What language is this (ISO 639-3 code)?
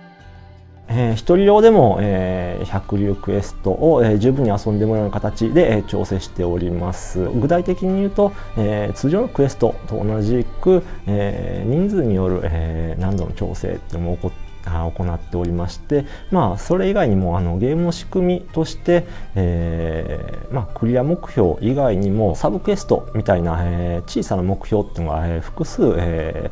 jpn